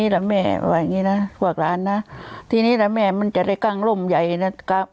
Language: Thai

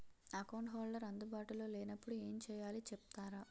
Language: Telugu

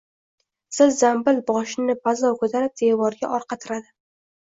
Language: Uzbek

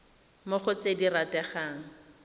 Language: Tswana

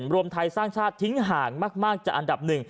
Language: Thai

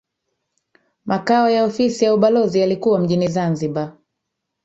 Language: Swahili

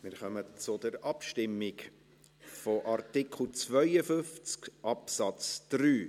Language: Swiss German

